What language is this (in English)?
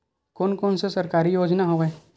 Chhattisgarhi